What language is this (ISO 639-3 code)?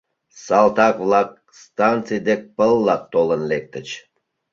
chm